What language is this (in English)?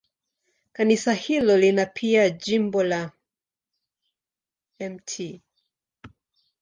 Swahili